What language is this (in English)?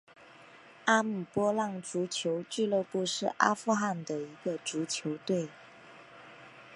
Chinese